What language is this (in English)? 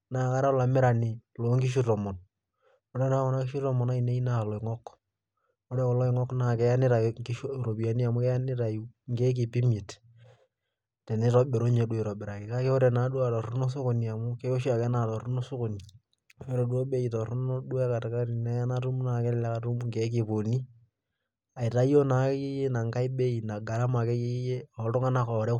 Masai